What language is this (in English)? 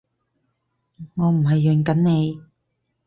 Cantonese